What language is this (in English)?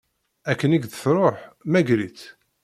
Kabyle